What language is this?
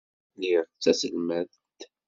Kabyle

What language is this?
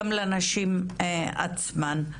Hebrew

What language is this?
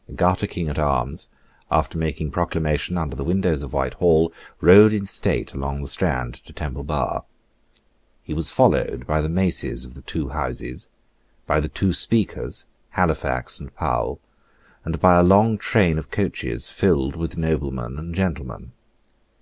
English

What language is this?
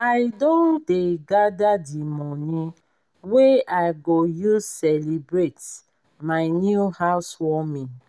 Nigerian Pidgin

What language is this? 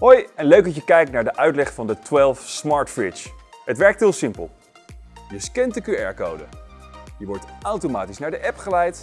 Dutch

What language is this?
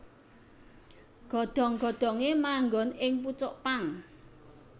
Javanese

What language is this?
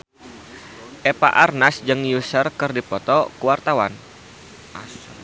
Sundanese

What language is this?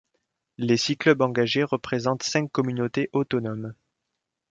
French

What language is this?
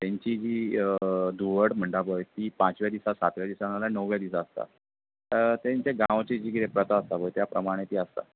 Konkani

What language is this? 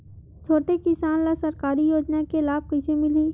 Chhattisgarhi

